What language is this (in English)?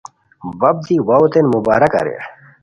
Khowar